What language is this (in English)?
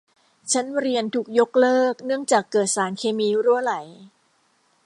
Thai